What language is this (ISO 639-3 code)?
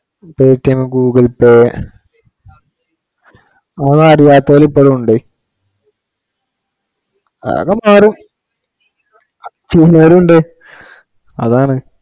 mal